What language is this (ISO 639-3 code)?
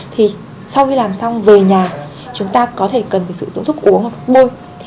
vie